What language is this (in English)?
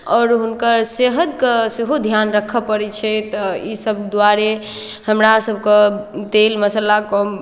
Maithili